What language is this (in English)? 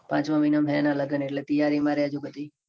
Gujarati